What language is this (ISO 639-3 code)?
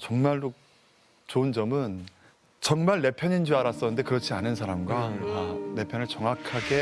kor